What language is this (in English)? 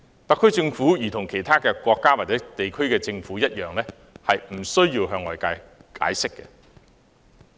Cantonese